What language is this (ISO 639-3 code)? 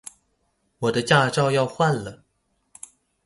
zho